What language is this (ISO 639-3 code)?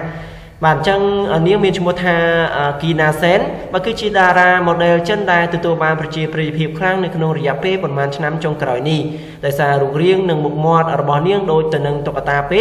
vie